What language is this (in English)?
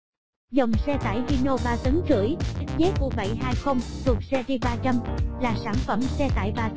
Vietnamese